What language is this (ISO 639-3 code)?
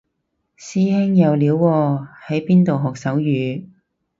yue